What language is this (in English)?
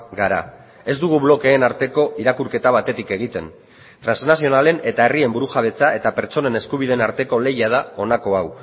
Basque